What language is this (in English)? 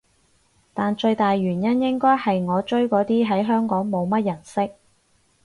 Cantonese